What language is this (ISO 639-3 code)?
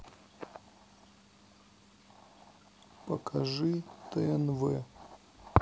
rus